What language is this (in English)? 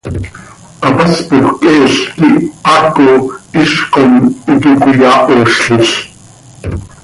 Seri